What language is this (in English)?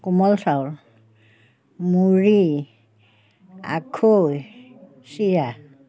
Assamese